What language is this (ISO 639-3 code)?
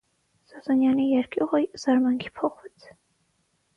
hye